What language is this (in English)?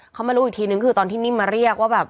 Thai